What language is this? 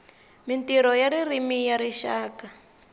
Tsonga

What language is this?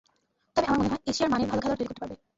Bangla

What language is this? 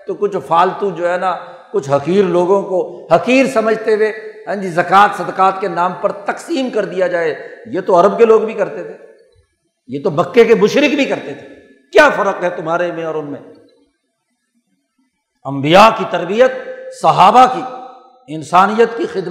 Urdu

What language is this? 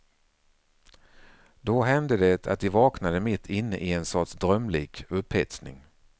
Swedish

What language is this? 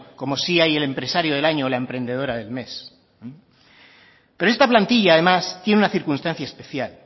Spanish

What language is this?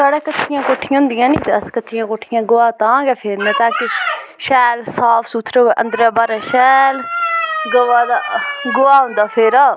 Dogri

